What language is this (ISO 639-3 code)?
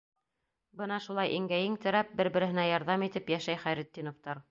bak